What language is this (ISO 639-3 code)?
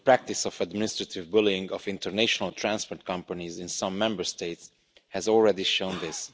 eng